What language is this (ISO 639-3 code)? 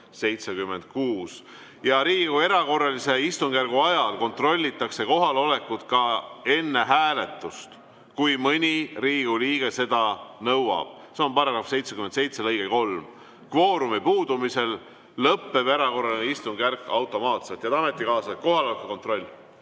est